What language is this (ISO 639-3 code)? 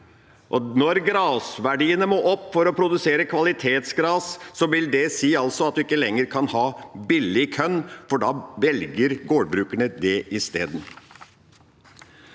nor